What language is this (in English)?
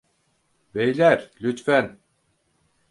Turkish